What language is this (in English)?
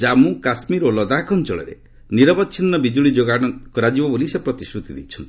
Odia